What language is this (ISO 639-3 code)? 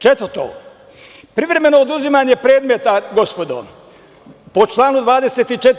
srp